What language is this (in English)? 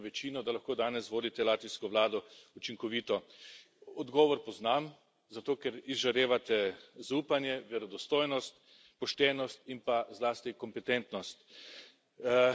Slovenian